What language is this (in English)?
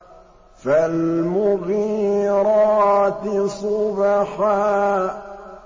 Arabic